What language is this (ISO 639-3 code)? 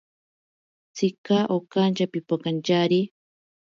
prq